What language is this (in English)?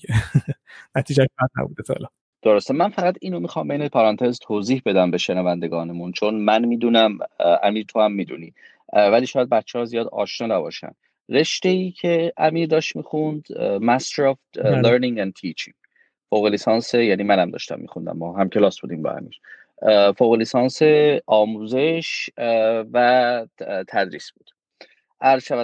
Persian